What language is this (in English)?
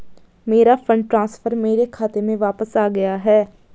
Hindi